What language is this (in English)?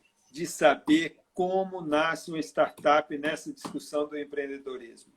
Portuguese